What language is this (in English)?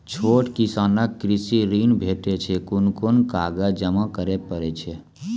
Maithili